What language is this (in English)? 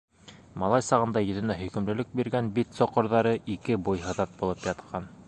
Bashkir